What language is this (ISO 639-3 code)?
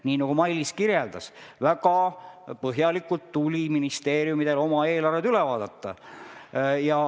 est